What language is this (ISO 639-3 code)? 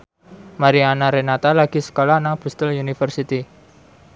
jav